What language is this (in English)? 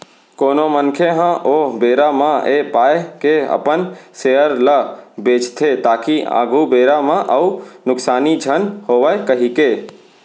Chhattisgarhi